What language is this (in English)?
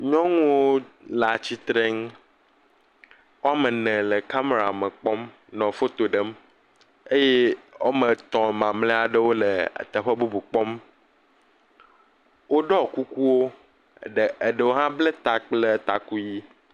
Ewe